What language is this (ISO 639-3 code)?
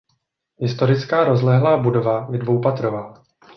ces